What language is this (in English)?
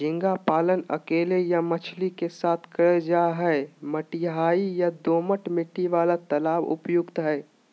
Magahi